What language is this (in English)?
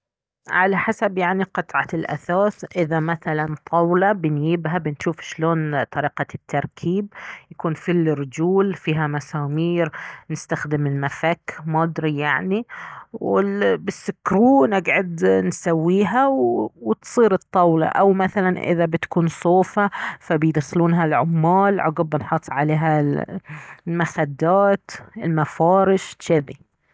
Baharna Arabic